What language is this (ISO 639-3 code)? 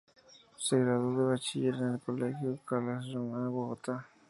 spa